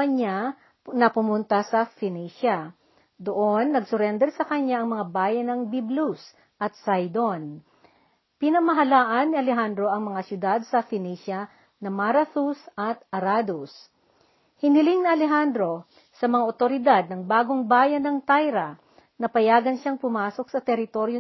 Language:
Filipino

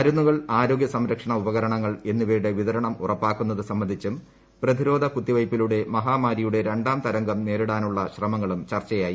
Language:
Malayalam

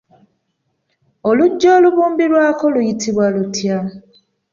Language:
Ganda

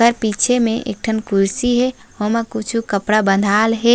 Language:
Chhattisgarhi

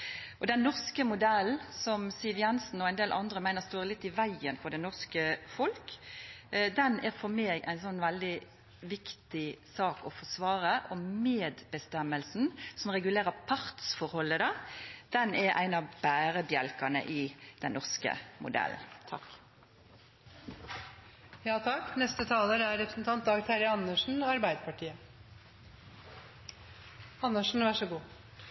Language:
Norwegian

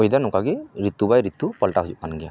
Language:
Santali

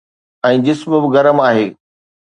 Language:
Sindhi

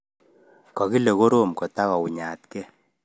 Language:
Kalenjin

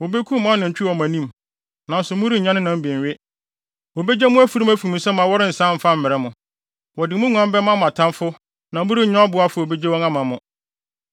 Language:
Akan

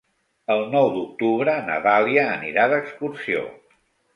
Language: Catalan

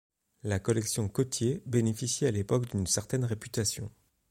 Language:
French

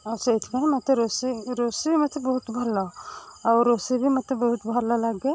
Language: Odia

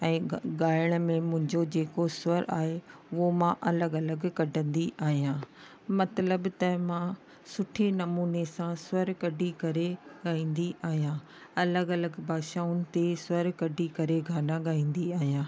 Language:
Sindhi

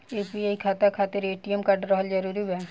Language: Bhojpuri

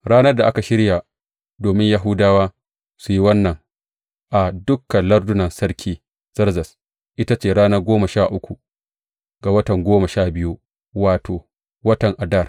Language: Hausa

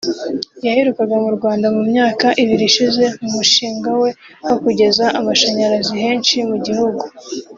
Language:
Kinyarwanda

